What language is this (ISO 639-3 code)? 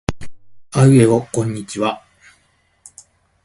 jpn